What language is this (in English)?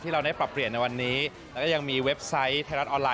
Thai